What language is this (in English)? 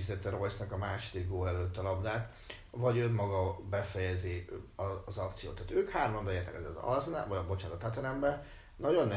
Hungarian